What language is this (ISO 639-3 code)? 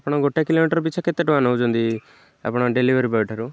ori